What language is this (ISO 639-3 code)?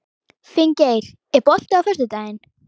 isl